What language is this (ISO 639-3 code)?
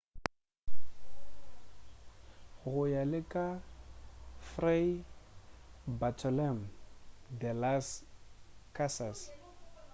nso